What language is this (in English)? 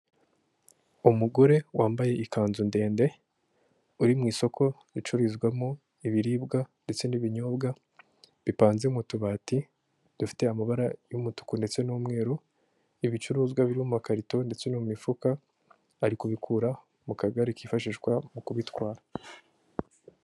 Kinyarwanda